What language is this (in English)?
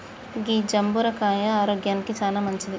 Telugu